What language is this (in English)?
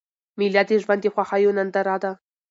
Pashto